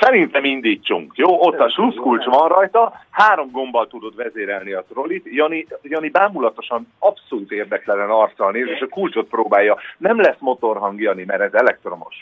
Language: Hungarian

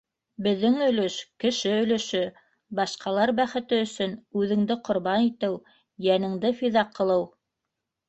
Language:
Bashkir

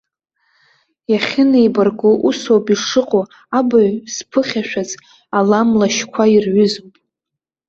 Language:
Abkhazian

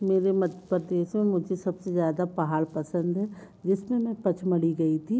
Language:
Hindi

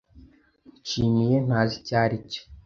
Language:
Kinyarwanda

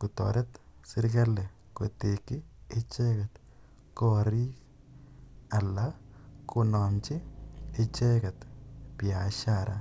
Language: Kalenjin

